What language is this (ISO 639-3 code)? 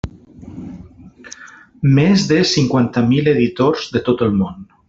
cat